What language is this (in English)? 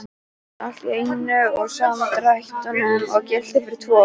Icelandic